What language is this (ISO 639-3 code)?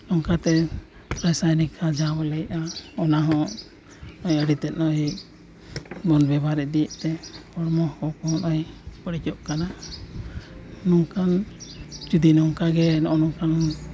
sat